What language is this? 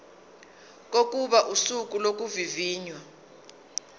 Zulu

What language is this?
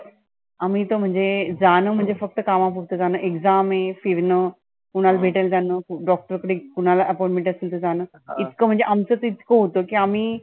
Marathi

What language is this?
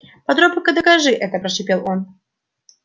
Russian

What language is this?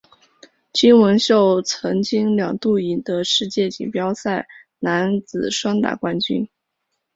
Chinese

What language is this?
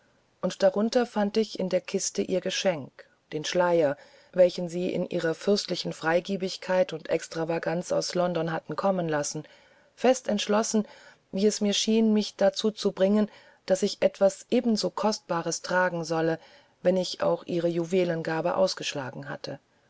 German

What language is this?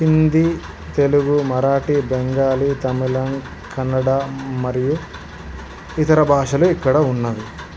Telugu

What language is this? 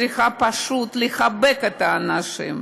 Hebrew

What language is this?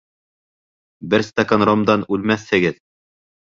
Bashkir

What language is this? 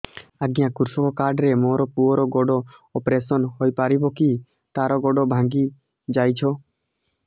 Odia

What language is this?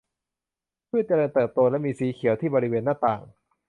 Thai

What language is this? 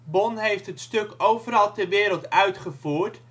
Dutch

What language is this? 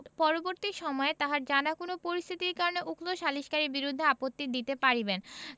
Bangla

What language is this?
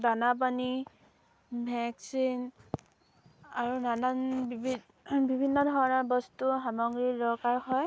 Assamese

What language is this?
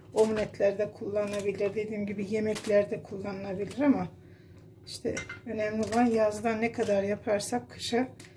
Turkish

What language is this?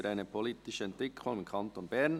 Swiss German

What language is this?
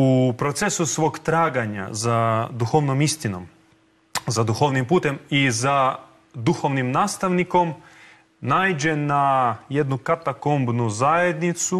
Croatian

